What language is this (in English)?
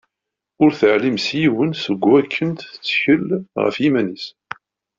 Kabyle